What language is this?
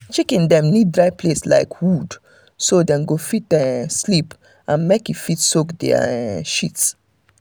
Nigerian Pidgin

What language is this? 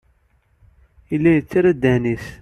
Kabyle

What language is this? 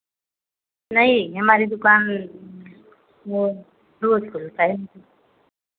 Hindi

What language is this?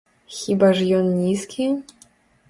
Belarusian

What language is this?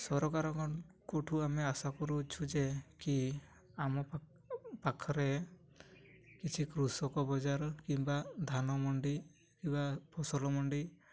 Odia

